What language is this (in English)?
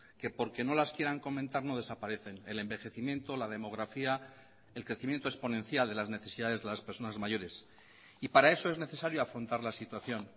Spanish